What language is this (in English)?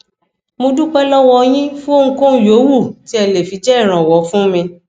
Yoruba